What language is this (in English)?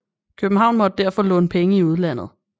Danish